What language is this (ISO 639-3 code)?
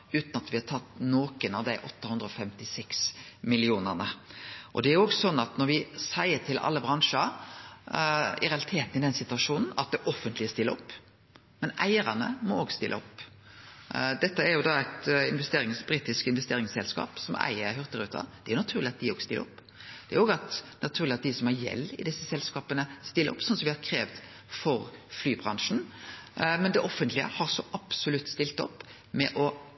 nno